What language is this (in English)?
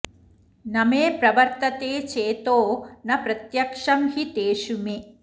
Sanskrit